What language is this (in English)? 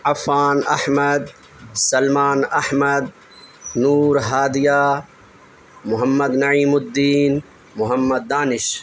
Urdu